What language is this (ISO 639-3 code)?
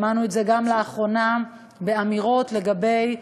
heb